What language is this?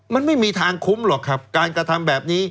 Thai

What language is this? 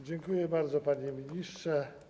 Polish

